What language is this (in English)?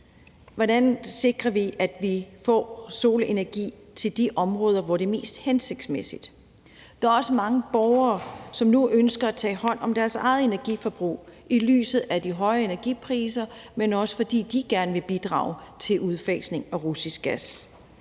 Danish